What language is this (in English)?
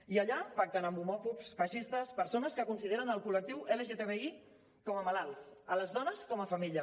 Catalan